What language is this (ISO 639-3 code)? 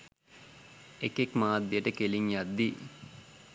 sin